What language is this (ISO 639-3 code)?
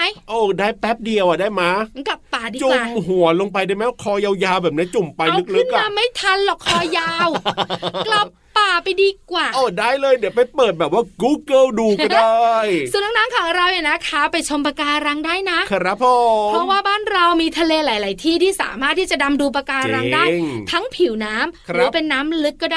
tha